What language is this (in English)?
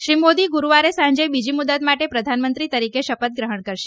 Gujarati